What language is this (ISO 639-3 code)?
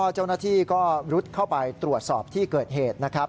tha